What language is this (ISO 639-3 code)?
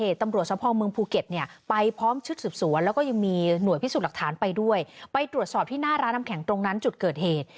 tha